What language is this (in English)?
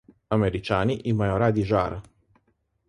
Slovenian